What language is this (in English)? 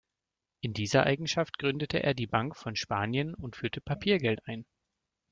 German